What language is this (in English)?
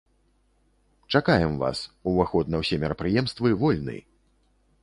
Belarusian